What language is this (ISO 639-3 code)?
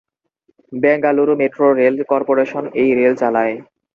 ben